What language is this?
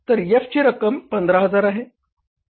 Marathi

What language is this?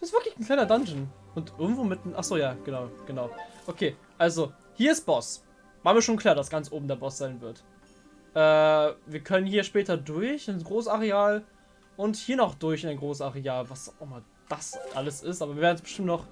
German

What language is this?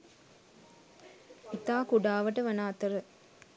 Sinhala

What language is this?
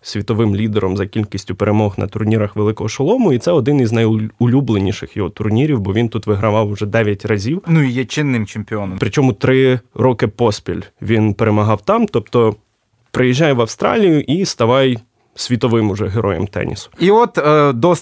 Ukrainian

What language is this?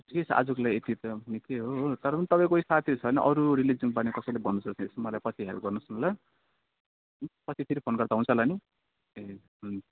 Nepali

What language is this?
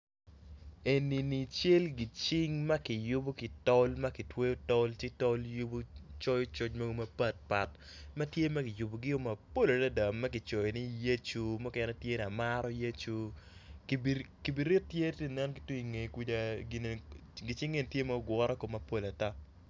Acoli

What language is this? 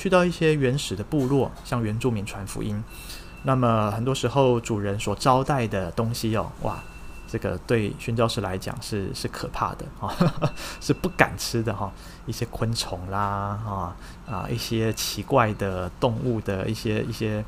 Chinese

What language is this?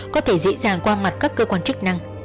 Vietnamese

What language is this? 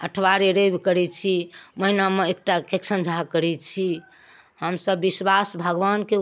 Maithili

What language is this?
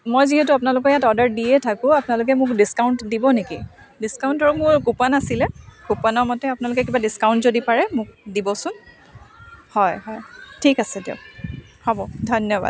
Assamese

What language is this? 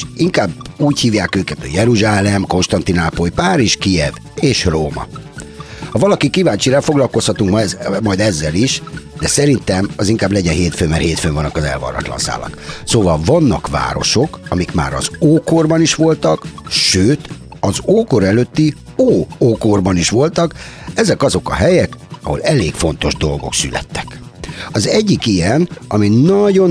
Hungarian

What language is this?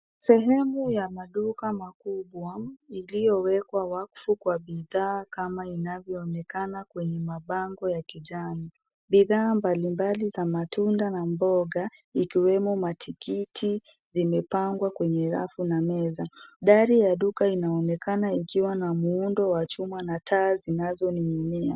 Swahili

